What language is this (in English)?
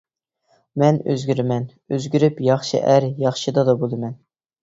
Uyghur